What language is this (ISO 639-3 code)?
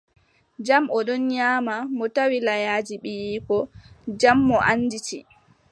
fub